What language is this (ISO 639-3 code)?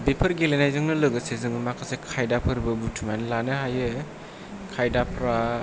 brx